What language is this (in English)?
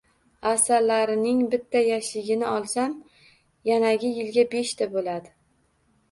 Uzbek